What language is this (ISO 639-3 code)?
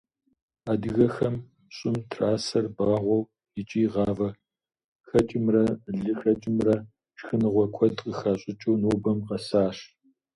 kbd